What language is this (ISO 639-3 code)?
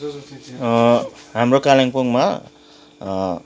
nep